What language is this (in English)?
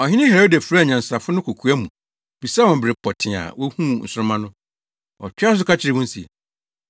Akan